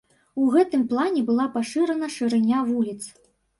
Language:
Belarusian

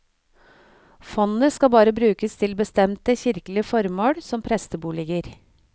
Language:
Norwegian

